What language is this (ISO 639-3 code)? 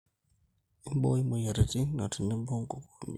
mas